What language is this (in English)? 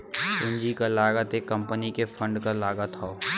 Bhojpuri